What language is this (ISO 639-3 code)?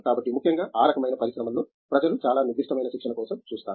tel